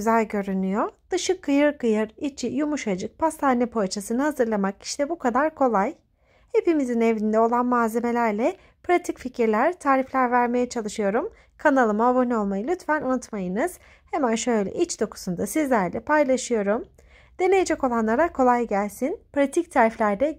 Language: Turkish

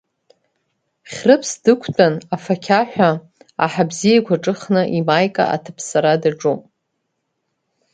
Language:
Abkhazian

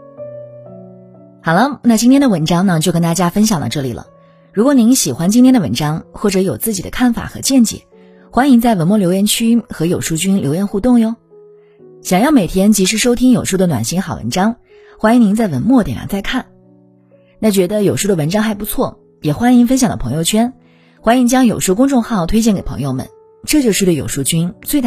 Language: Chinese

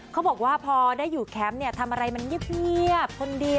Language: Thai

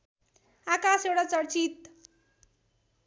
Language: Nepali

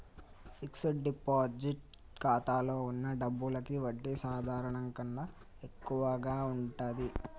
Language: Telugu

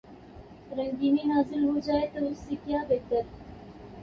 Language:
Urdu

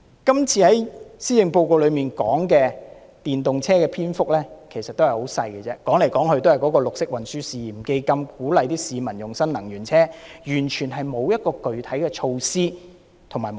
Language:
Cantonese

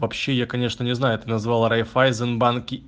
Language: Russian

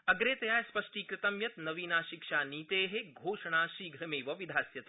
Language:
Sanskrit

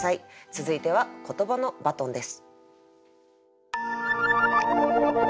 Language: Japanese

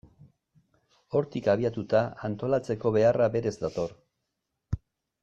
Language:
Basque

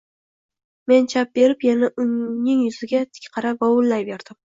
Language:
Uzbek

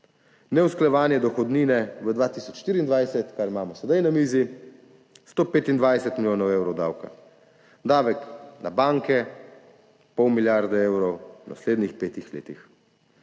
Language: Slovenian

